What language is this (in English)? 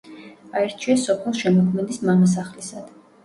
Georgian